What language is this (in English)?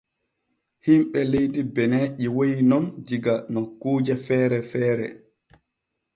Borgu Fulfulde